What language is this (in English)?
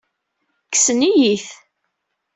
Kabyle